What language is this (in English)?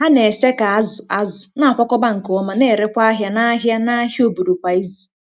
Igbo